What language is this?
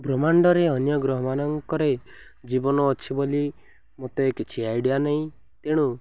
Odia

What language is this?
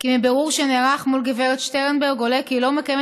Hebrew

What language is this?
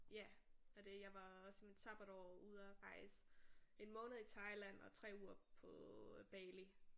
Danish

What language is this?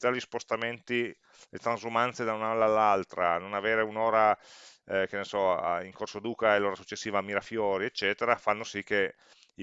Italian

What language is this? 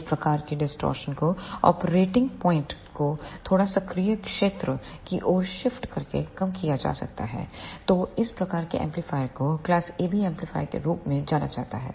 Hindi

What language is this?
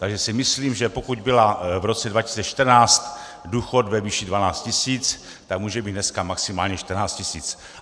Czech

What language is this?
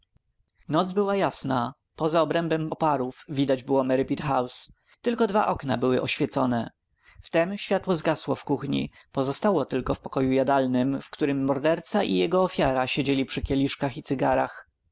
Polish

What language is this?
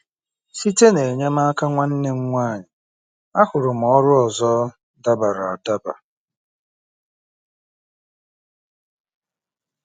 Igbo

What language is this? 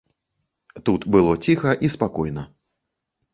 Belarusian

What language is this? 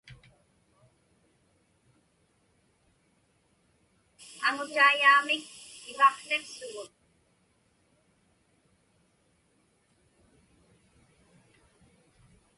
Inupiaq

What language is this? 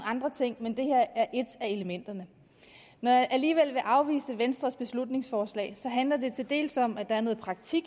Danish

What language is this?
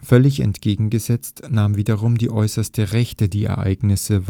German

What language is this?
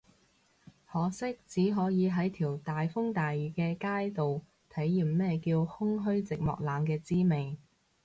Cantonese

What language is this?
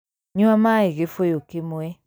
Kikuyu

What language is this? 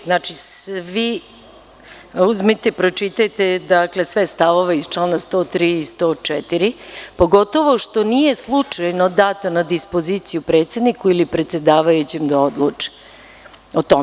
Serbian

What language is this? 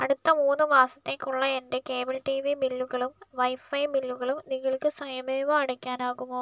Malayalam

